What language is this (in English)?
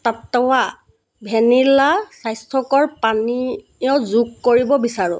Assamese